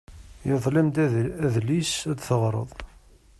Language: Kabyle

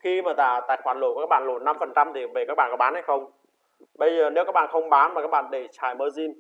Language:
Vietnamese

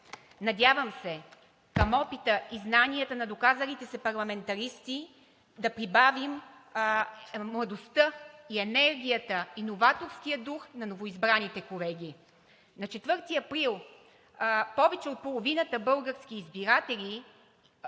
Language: Bulgarian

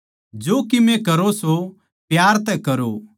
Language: Haryanvi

